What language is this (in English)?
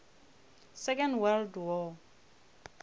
Northern Sotho